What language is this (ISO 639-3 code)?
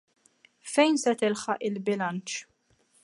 mlt